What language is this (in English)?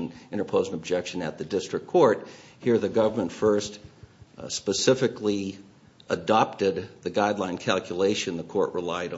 English